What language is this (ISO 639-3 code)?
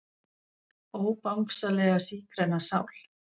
isl